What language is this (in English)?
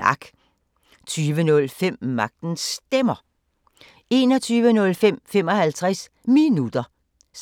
Danish